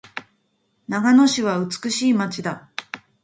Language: Japanese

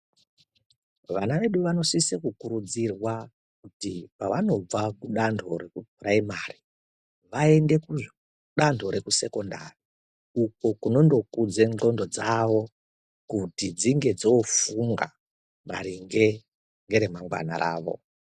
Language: Ndau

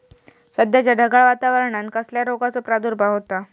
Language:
Marathi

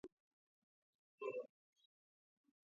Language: Georgian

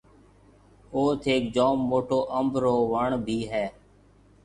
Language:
Marwari (Pakistan)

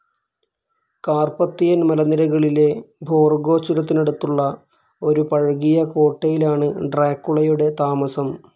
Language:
Malayalam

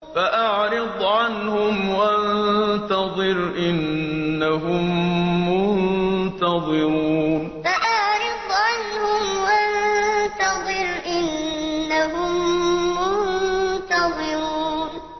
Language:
Arabic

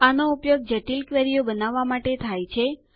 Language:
Gujarati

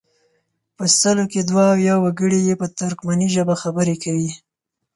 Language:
Pashto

